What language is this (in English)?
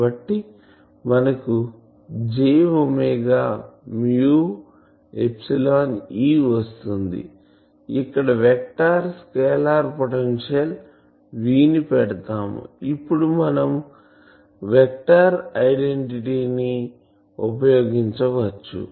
Telugu